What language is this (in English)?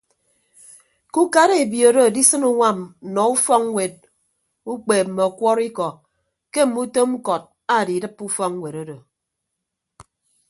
Ibibio